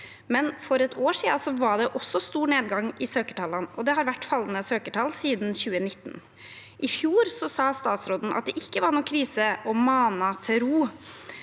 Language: Norwegian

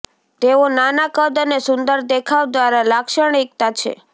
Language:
Gujarati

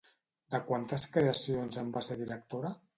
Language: Catalan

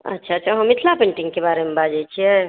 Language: Maithili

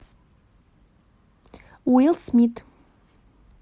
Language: Russian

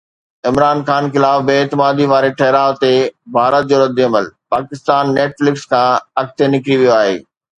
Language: Sindhi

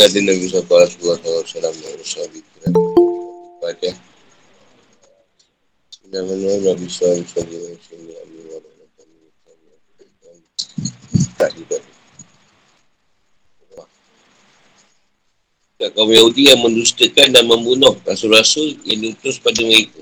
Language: Malay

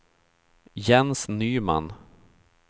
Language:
Swedish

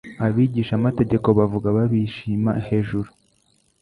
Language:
Kinyarwanda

